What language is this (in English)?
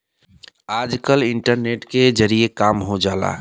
Bhojpuri